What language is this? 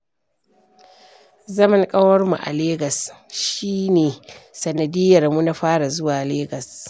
Hausa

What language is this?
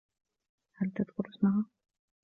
Arabic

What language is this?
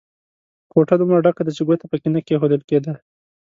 Pashto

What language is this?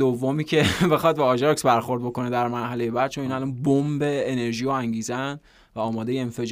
Persian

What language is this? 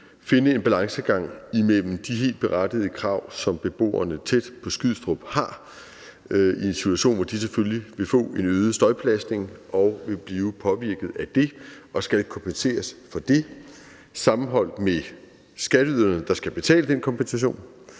Danish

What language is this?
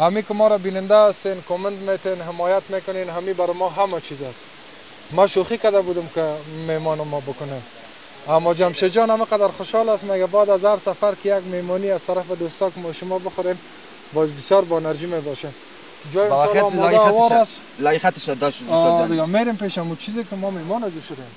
Persian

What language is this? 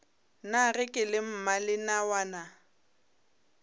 Northern Sotho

